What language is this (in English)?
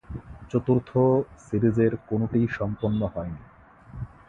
Bangla